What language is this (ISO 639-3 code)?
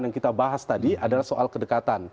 ind